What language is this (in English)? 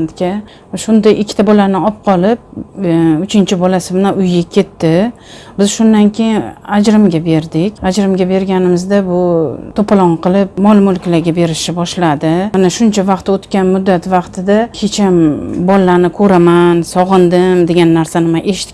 Uzbek